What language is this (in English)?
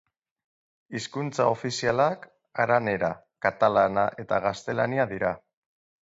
Basque